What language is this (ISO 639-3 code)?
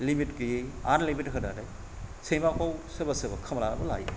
brx